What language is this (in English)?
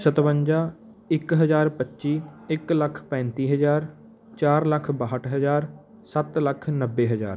Punjabi